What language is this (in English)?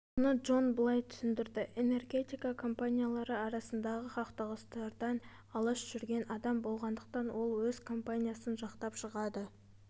Kazakh